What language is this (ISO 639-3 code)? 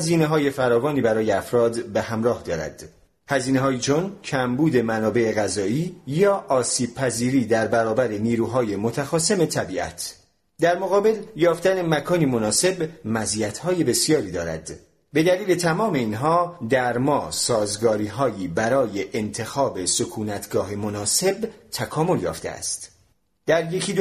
fas